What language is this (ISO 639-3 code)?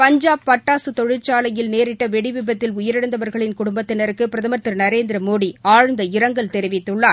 tam